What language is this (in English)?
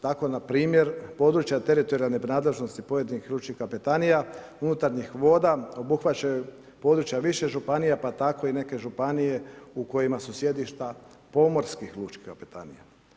Croatian